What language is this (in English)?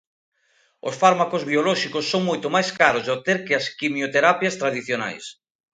Galician